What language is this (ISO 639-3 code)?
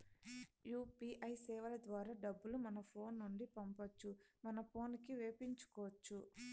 tel